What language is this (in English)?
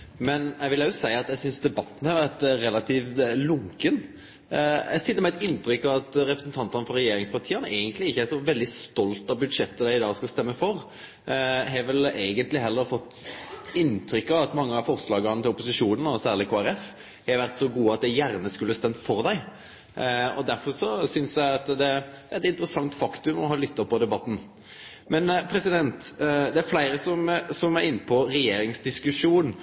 Norwegian Nynorsk